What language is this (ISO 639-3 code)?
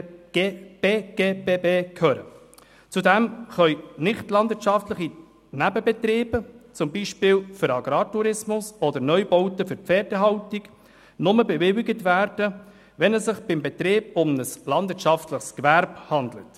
gsw